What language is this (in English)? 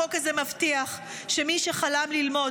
Hebrew